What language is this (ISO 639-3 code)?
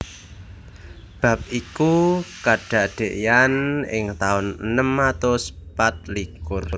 jav